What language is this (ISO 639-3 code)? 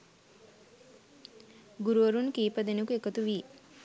sin